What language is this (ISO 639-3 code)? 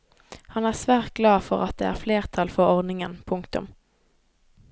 nor